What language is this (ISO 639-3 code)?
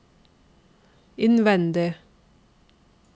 nor